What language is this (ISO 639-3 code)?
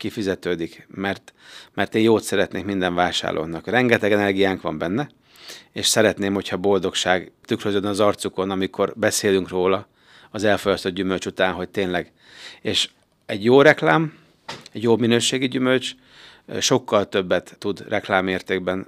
hun